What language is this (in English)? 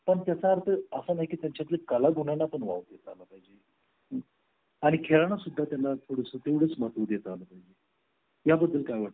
Marathi